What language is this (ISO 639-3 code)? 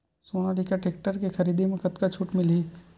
hne